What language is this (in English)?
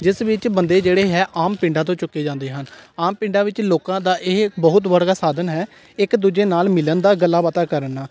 Punjabi